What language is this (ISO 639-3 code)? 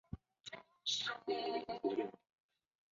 zho